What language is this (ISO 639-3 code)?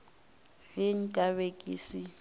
nso